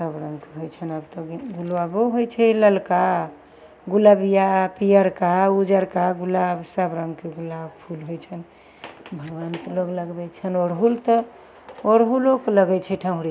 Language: Maithili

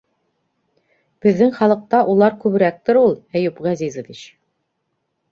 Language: Bashkir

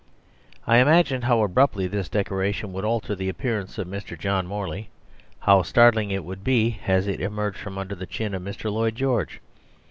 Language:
English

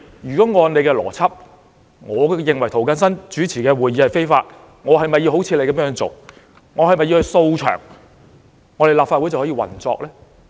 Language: Cantonese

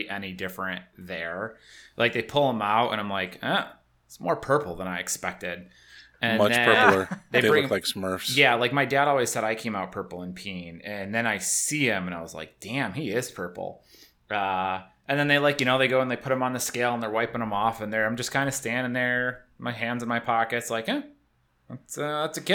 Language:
English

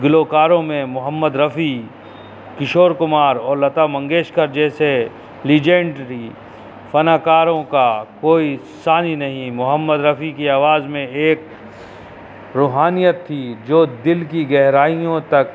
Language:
Urdu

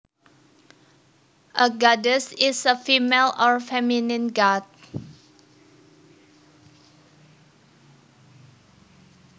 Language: Javanese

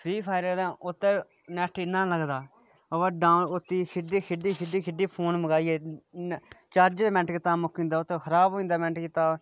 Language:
Dogri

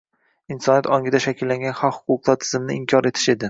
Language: Uzbek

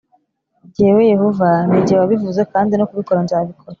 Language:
Kinyarwanda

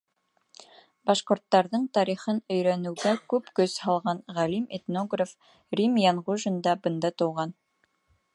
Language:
Bashkir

